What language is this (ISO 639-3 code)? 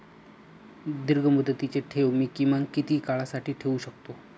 mar